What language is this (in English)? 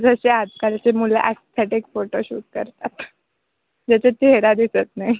Marathi